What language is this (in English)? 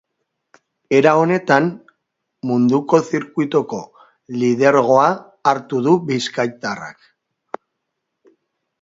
Basque